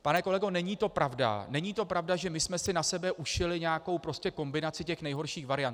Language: Czech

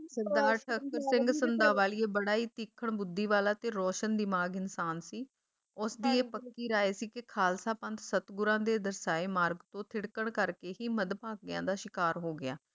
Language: Punjabi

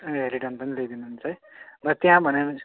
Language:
Nepali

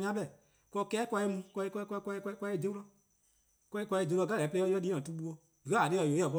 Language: Eastern Krahn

